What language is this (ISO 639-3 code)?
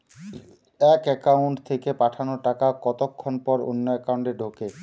ben